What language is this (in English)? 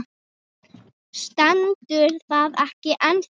Icelandic